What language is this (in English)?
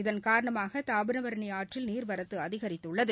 Tamil